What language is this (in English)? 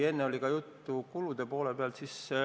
Estonian